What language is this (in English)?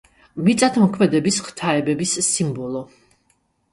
Georgian